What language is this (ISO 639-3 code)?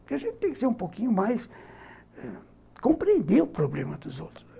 por